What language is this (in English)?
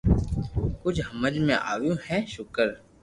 Loarki